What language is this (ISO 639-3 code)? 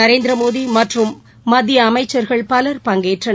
tam